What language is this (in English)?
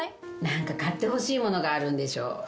Japanese